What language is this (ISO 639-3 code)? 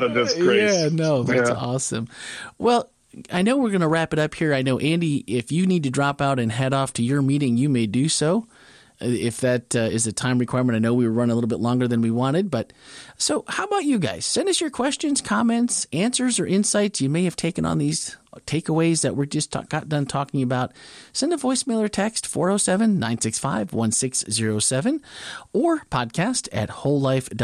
eng